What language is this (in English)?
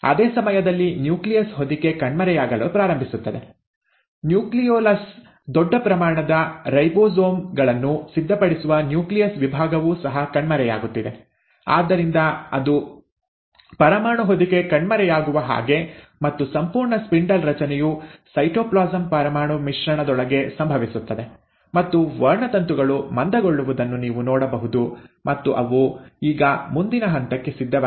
Kannada